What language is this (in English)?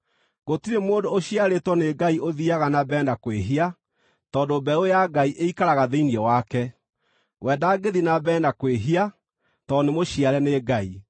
Kikuyu